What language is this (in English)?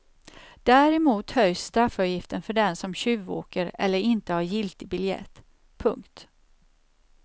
Swedish